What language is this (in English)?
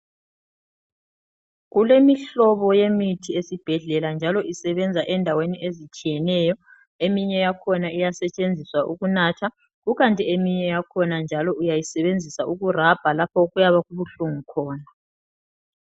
North Ndebele